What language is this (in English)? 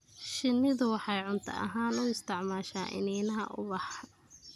Somali